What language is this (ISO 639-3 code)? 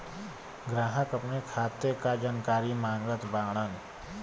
bho